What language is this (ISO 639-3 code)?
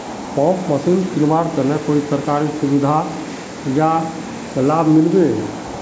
mag